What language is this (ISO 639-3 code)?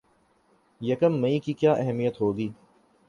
urd